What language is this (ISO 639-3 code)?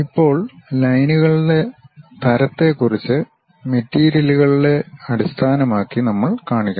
mal